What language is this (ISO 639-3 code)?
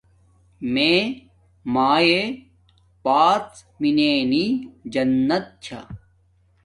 dmk